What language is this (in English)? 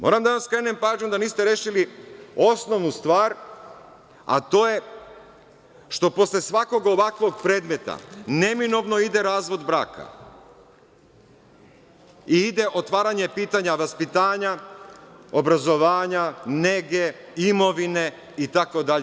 Serbian